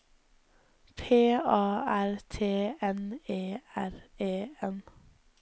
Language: Norwegian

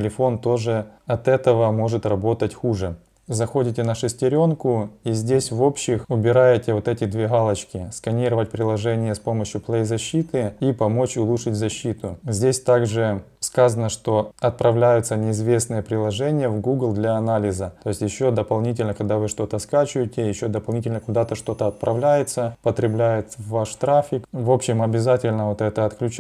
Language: Russian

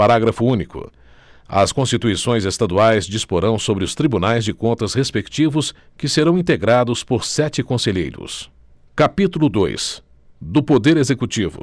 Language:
Portuguese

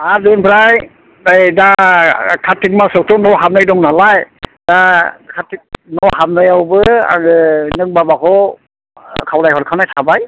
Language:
Bodo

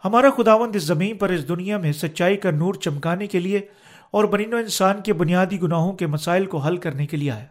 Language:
Urdu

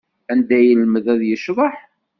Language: Kabyle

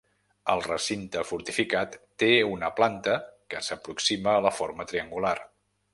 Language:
Catalan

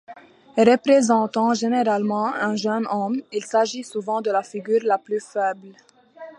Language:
French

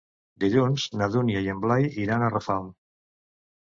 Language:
Catalan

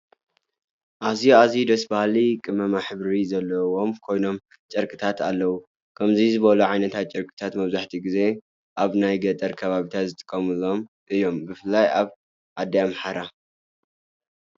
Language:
Tigrinya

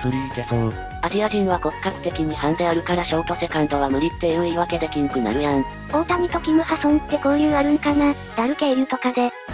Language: Japanese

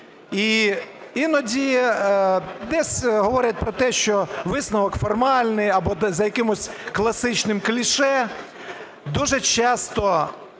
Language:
Ukrainian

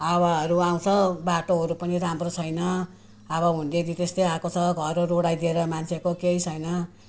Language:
Nepali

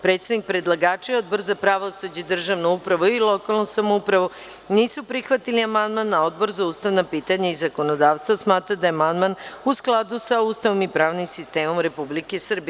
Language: Serbian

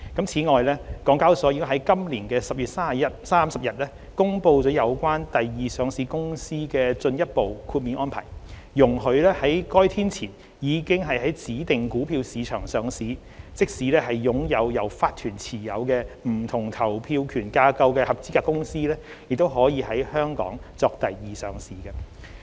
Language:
Cantonese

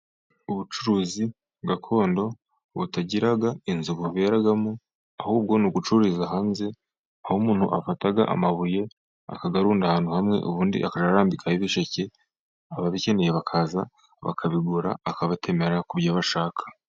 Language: Kinyarwanda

